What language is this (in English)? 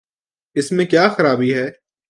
Urdu